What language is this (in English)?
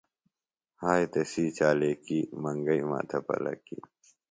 Phalura